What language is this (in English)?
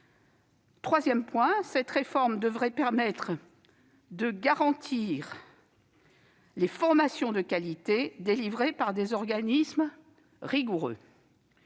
French